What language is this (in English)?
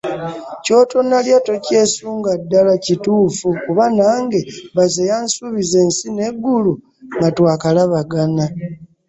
Ganda